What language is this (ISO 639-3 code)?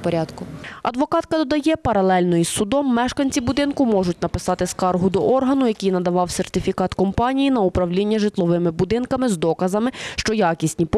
ukr